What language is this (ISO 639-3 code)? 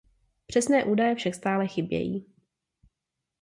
ces